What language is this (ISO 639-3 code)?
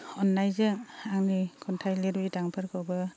brx